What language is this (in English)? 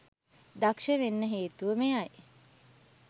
Sinhala